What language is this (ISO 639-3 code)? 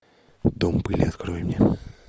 rus